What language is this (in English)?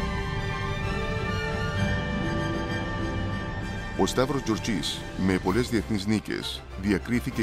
Greek